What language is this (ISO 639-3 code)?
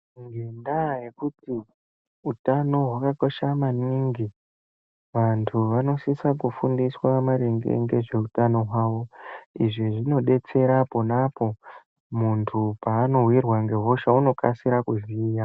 ndc